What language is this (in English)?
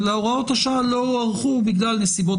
Hebrew